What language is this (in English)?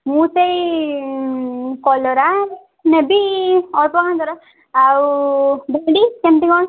Odia